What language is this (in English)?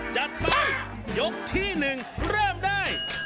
Thai